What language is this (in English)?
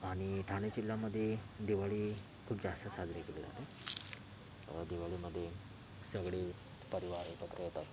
Marathi